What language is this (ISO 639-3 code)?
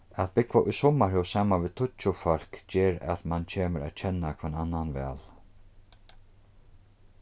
fao